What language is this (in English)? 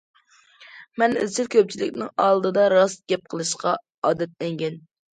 Uyghur